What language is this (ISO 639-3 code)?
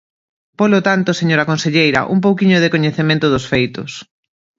glg